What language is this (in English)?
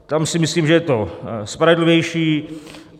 Czech